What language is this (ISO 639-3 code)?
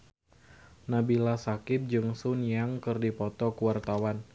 sun